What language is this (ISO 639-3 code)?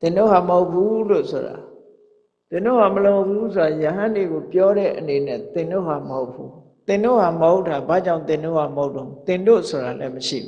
mya